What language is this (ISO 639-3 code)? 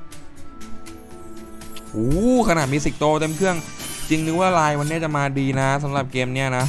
tha